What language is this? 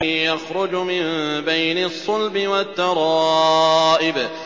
Arabic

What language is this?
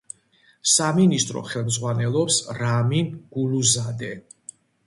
Georgian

